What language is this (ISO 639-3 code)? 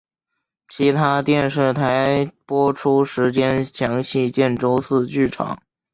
zho